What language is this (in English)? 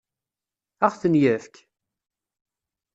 Kabyle